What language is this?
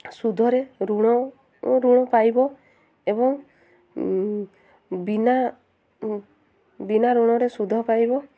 Odia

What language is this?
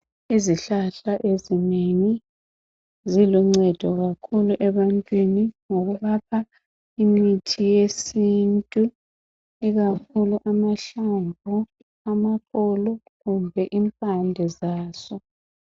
North Ndebele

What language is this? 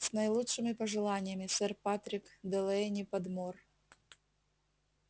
Russian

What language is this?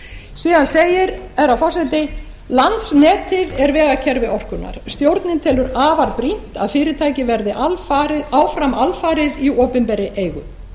Icelandic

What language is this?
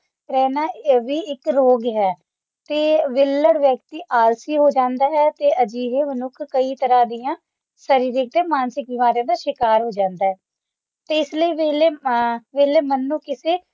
Punjabi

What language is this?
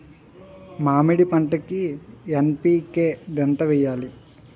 Telugu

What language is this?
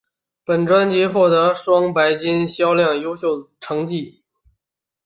Chinese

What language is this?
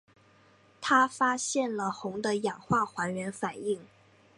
Chinese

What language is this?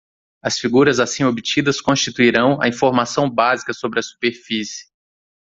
Portuguese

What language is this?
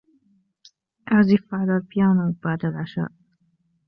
Arabic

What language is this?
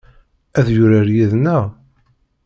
Kabyle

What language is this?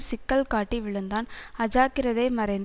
Tamil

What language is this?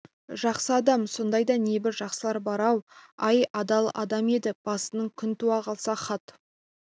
Kazakh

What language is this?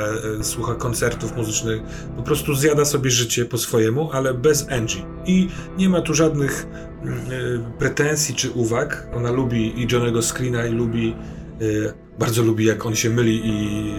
Polish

